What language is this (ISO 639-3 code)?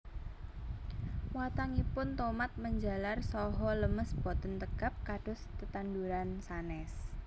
jav